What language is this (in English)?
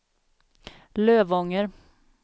Swedish